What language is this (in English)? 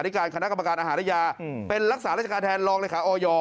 Thai